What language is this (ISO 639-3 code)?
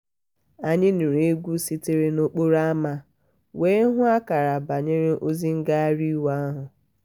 ibo